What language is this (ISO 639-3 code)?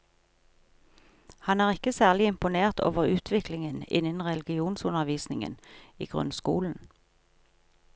nor